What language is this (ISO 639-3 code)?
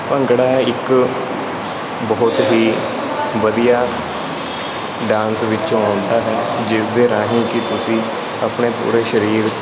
pan